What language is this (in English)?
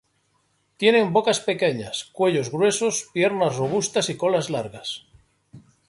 Spanish